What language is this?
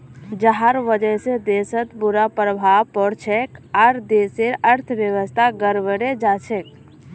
Magahi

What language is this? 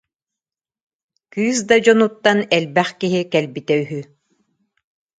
Yakut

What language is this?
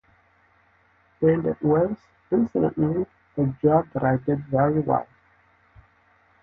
English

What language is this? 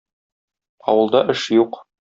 Tatar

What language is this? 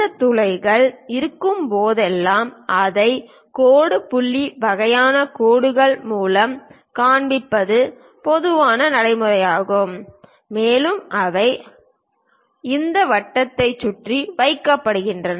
Tamil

